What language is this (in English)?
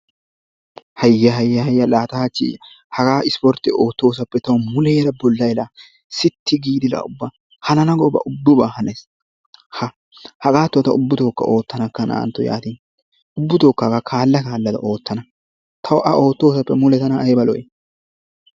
Wolaytta